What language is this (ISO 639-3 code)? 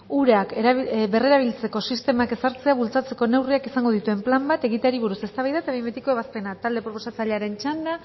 eus